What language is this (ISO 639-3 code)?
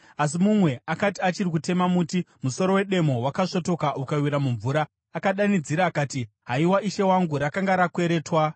sna